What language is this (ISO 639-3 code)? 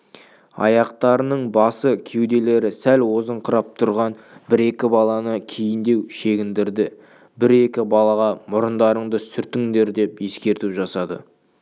kaz